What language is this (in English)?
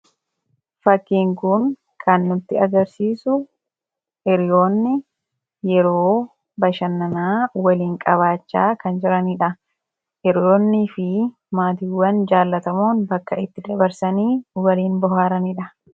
Oromo